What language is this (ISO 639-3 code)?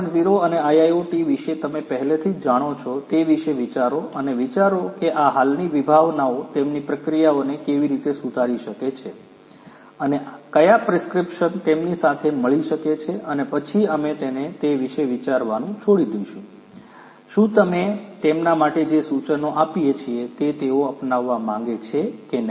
guj